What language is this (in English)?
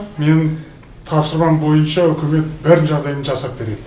Kazakh